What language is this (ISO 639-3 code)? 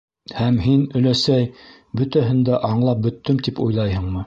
bak